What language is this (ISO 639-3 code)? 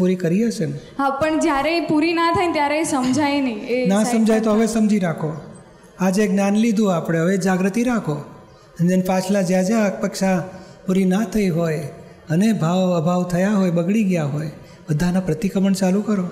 guj